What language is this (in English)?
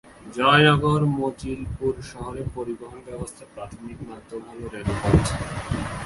Bangla